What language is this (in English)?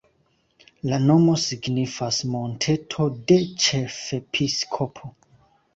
Esperanto